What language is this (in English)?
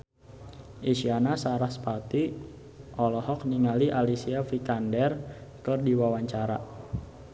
Sundanese